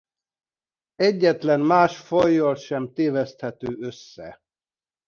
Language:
Hungarian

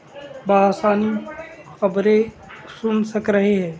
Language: Urdu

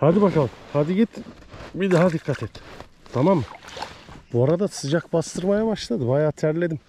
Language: Turkish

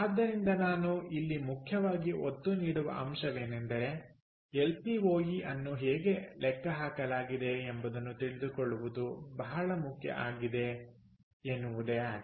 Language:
Kannada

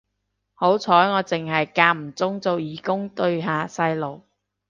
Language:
Cantonese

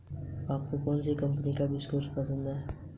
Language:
Hindi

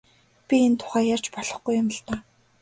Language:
Mongolian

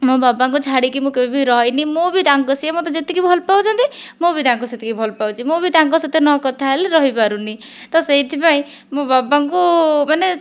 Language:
Odia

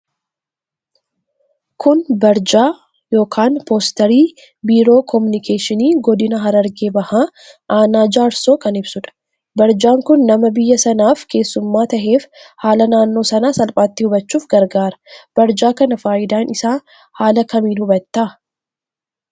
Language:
Oromo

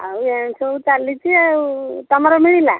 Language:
Odia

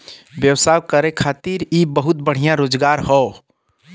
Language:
Bhojpuri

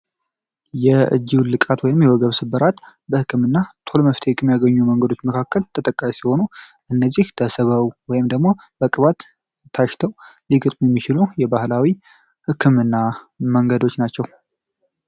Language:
Amharic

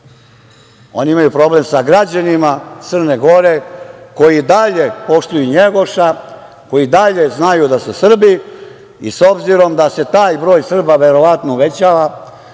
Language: Serbian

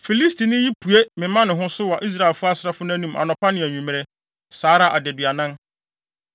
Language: Akan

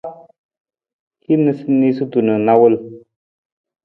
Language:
Nawdm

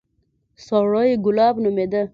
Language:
Pashto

